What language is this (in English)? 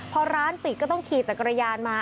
Thai